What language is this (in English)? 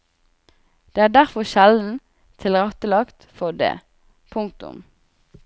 Norwegian